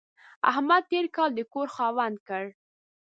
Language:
Pashto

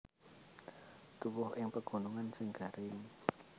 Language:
Javanese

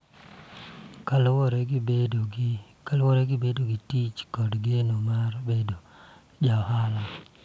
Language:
Luo (Kenya and Tanzania)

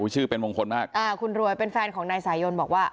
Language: Thai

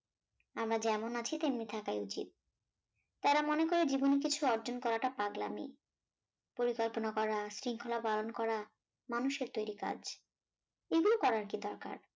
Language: Bangla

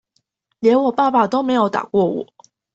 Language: Chinese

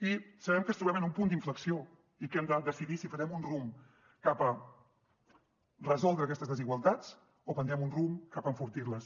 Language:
Catalan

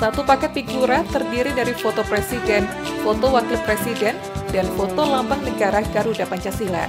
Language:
Indonesian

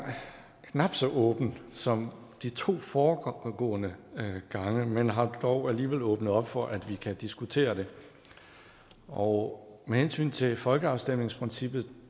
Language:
Danish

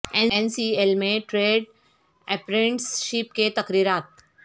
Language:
Urdu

